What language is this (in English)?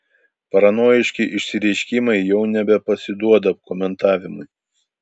Lithuanian